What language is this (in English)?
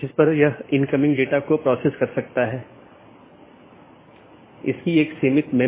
Hindi